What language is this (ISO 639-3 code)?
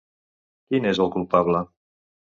cat